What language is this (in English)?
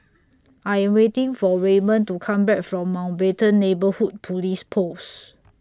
English